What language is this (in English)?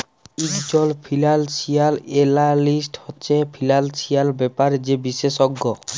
Bangla